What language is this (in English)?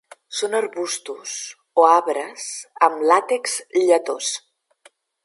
Catalan